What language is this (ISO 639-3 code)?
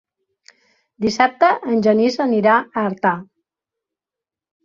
cat